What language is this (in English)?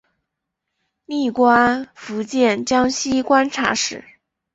Chinese